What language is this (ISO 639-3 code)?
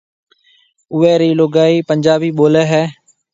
mve